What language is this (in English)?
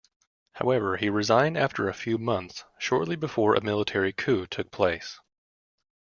English